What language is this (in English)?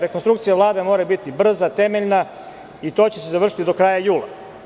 Serbian